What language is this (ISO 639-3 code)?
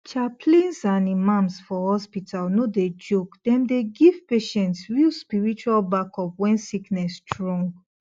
pcm